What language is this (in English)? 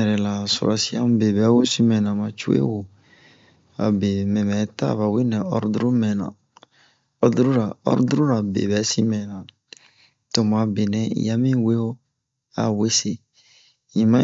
Bomu